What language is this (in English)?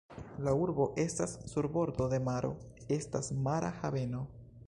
Esperanto